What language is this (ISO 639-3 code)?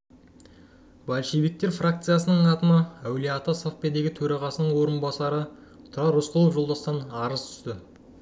kaz